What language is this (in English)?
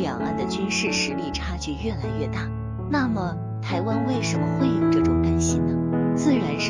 Chinese